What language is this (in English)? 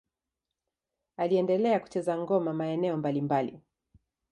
Swahili